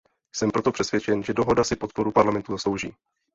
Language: Czech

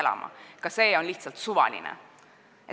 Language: Estonian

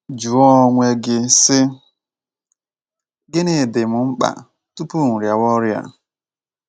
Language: Igbo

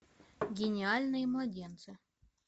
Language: Russian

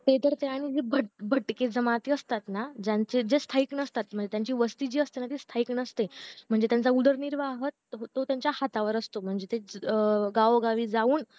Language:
Marathi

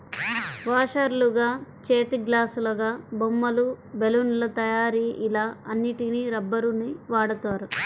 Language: Telugu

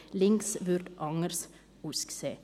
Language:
Swiss German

